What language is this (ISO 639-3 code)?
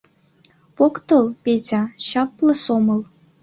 chm